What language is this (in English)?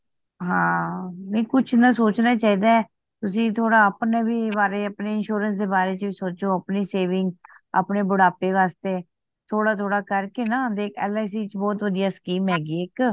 Punjabi